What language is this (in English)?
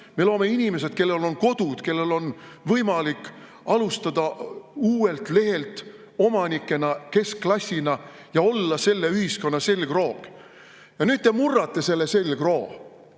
Estonian